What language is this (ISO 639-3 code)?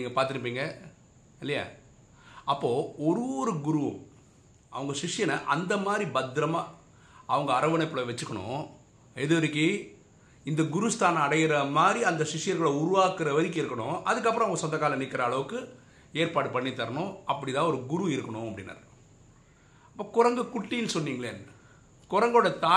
tam